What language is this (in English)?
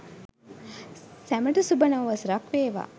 Sinhala